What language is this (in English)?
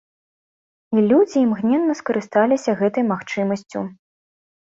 Belarusian